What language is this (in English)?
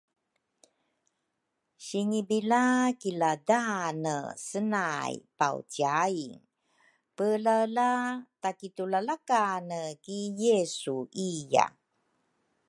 Rukai